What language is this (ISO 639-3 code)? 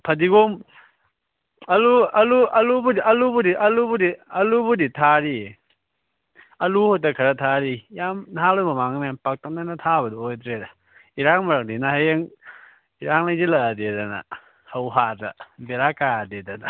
mni